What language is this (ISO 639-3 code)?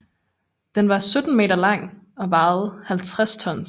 dan